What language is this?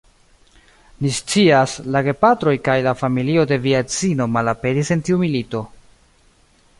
Esperanto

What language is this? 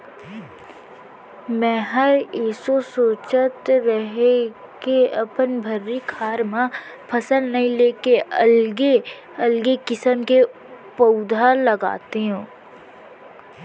Chhattisgarhi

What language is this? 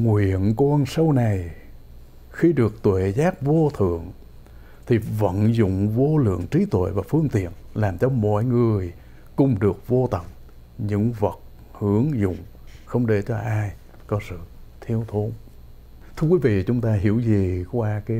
Vietnamese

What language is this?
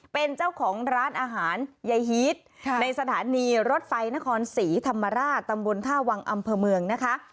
Thai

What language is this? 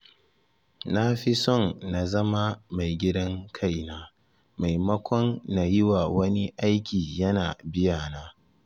Hausa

